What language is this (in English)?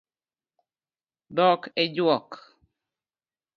Luo (Kenya and Tanzania)